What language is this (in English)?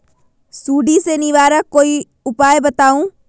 Magahi